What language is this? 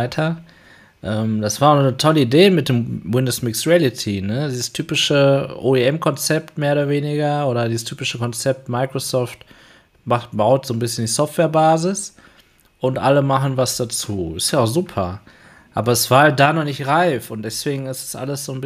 German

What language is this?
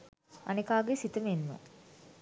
Sinhala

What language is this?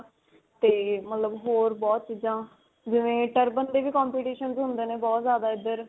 Punjabi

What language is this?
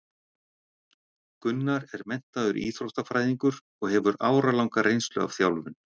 Icelandic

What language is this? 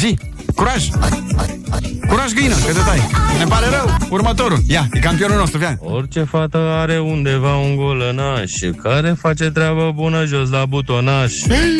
Romanian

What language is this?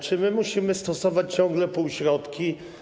Polish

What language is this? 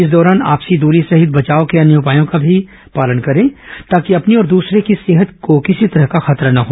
Hindi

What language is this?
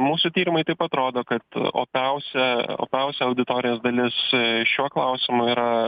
Lithuanian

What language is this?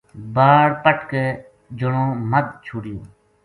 Gujari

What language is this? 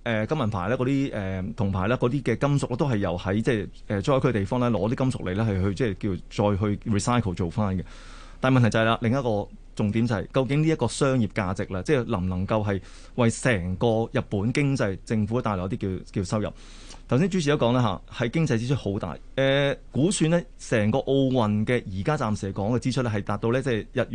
Chinese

